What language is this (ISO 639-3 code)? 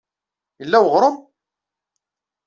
kab